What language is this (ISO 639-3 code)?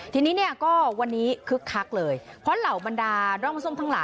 tha